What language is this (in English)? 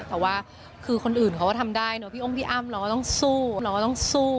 Thai